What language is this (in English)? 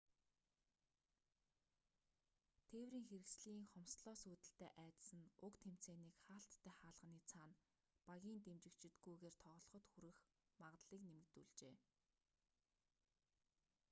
Mongolian